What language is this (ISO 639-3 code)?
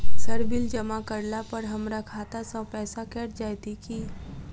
mai